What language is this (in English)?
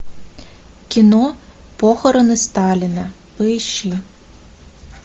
Russian